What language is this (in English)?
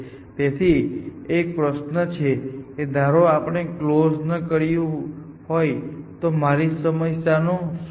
Gujarati